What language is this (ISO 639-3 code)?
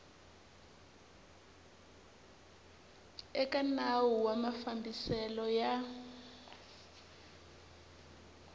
tso